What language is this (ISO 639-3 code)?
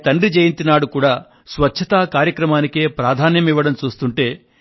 tel